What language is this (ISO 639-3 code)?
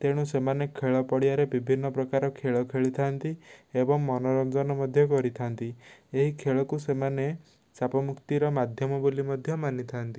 ori